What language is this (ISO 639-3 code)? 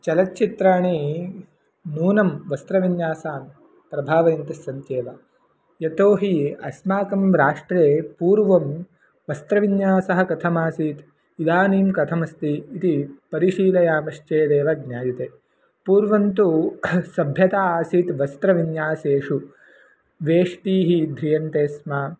san